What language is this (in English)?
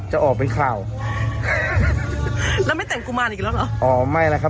Thai